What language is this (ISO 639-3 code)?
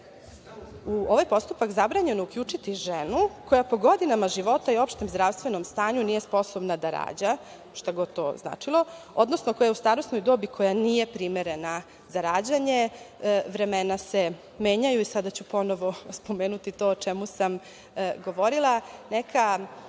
srp